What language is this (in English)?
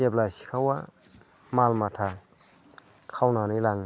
Bodo